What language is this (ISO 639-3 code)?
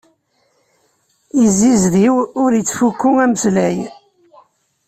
kab